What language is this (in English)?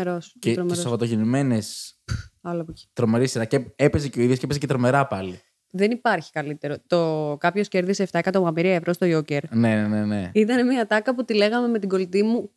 Greek